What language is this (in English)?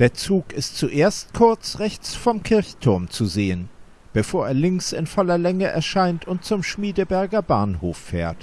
German